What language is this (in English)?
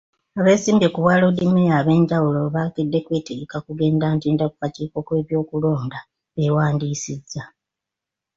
Ganda